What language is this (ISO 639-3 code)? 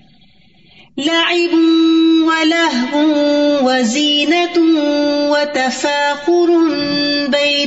urd